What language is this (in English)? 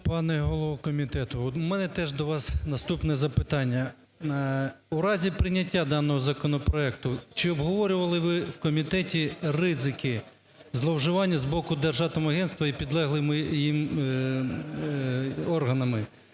Ukrainian